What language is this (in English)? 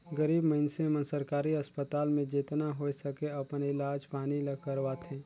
Chhattisgarhi